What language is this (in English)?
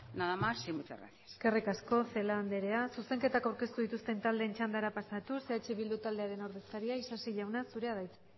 Basque